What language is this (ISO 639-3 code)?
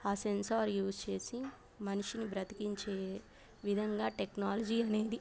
tel